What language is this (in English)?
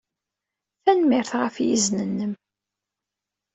Kabyle